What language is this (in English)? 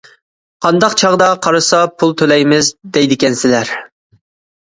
Uyghur